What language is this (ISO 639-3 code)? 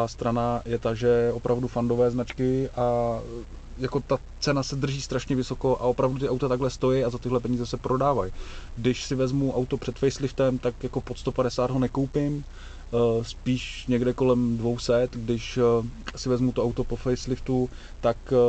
ces